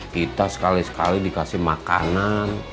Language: Indonesian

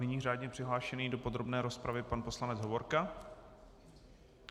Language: Czech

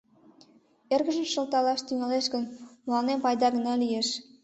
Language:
Mari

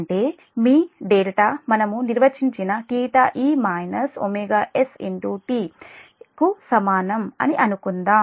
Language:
Telugu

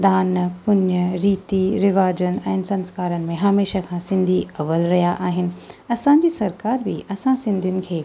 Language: Sindhi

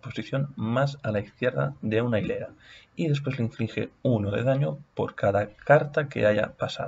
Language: Spanish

